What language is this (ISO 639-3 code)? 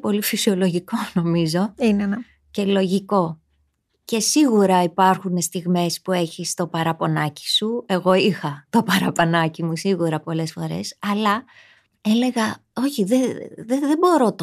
ell